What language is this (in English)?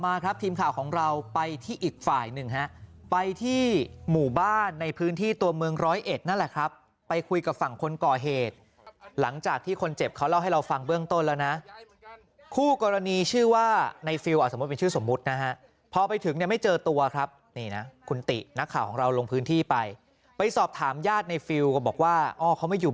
Thai